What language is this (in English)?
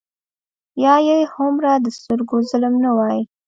Pashto